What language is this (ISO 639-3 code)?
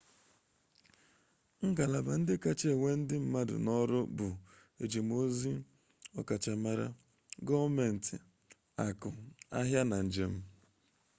ibo